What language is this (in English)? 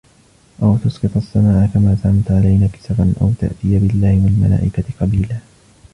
Arabic